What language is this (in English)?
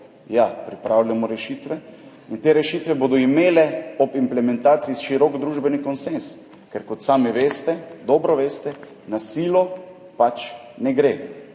Slovenian